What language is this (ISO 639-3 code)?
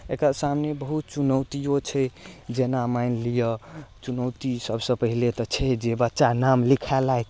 mai